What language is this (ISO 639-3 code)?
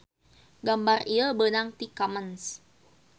sun